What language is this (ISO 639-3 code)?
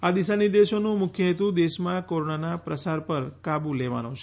guj